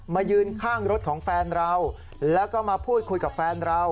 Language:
Thai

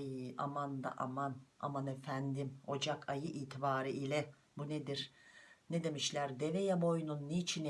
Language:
Turkish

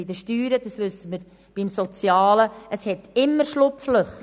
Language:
Swiss German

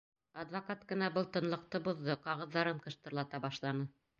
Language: Bashkir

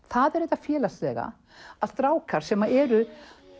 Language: Icelandic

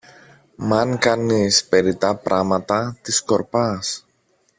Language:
Greek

